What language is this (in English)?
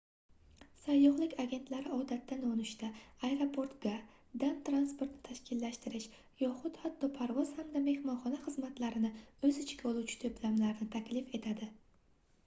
Uzbek